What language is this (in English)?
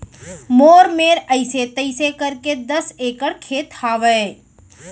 Chhattisgarhi